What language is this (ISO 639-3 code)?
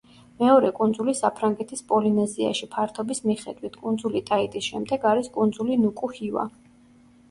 kat